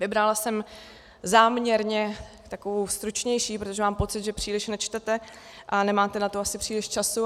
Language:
Czech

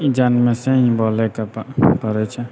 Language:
Maithili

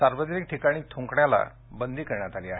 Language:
Marathi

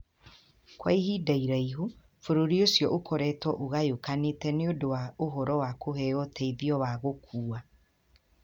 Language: Kikuyu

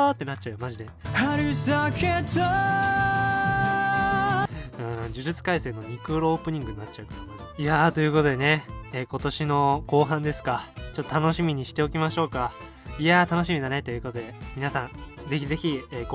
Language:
Japanese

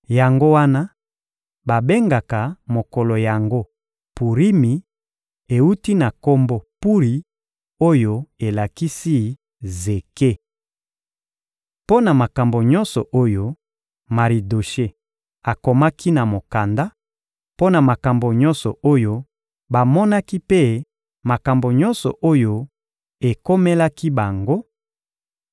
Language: Lingala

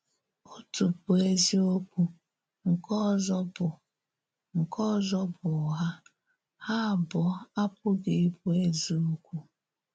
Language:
Igbo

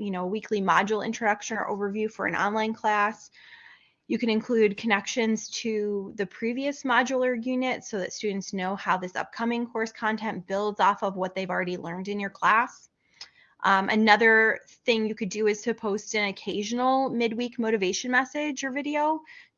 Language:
English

